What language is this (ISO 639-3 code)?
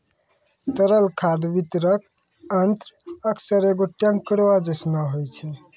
mai